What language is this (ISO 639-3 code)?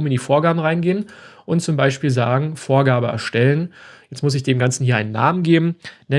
deu